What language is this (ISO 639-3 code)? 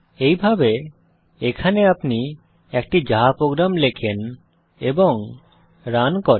ben